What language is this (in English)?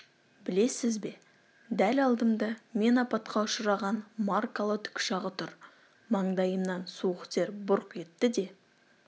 Kazakh